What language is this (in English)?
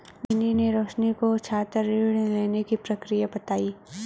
Hindi